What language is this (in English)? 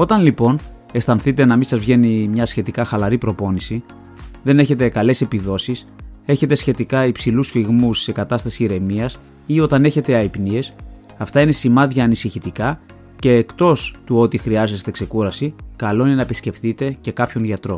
Greek